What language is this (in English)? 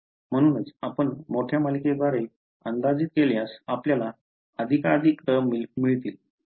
Marathi